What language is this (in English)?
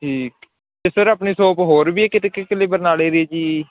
Punjabi